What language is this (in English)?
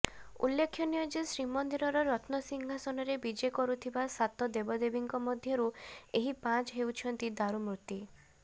Odia